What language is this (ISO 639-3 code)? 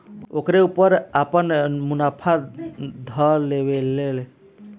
bho